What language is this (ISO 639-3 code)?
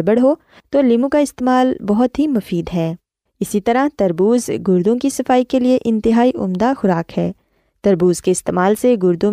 urd